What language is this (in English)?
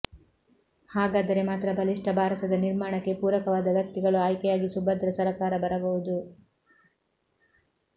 Kannada